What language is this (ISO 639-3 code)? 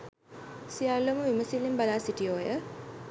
sin